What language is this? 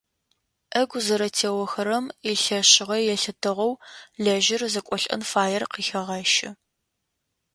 Adyghe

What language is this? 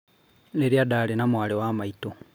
Kikuyu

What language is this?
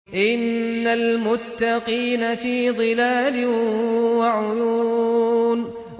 Arabic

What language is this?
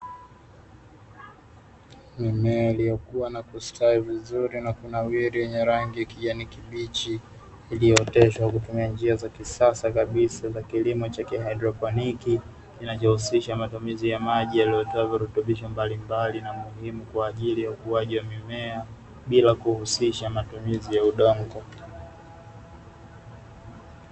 Swahili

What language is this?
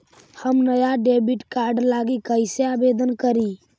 Magahi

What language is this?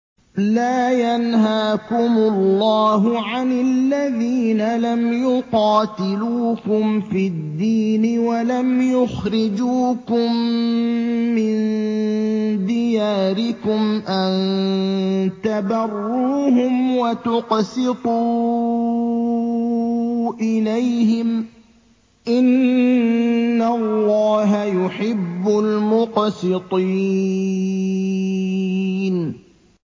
Arabic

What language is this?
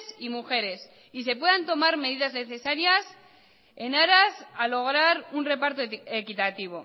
Spanish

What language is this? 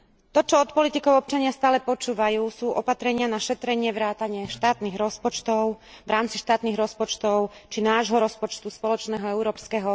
Slovak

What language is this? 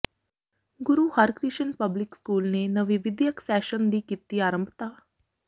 Punjabi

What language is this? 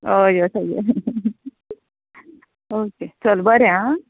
Konkani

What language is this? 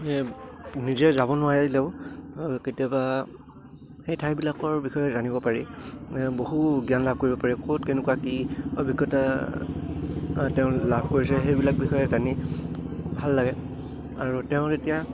Assamese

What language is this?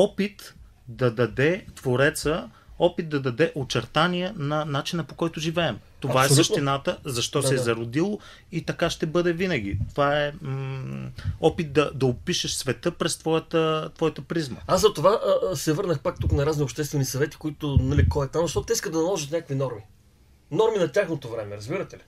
Bulgarian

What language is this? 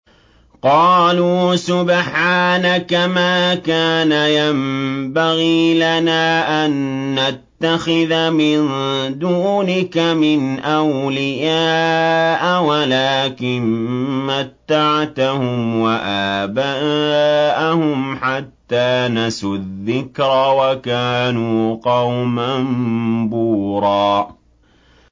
Arabic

